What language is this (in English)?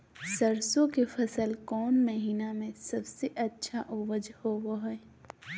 Magahi